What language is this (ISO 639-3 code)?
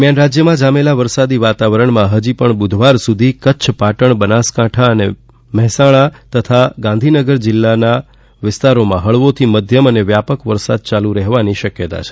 guj